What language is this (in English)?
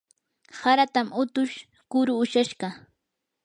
Yanahuanca Pasco Quechua